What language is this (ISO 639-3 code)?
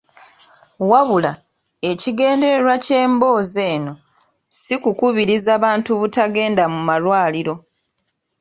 lug